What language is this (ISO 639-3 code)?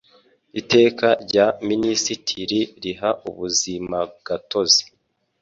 kin